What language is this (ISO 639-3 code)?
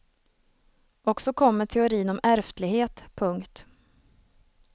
swe